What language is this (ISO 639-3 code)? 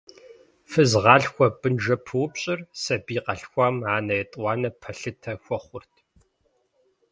kbd